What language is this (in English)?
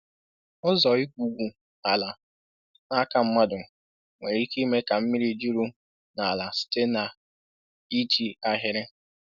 Igbo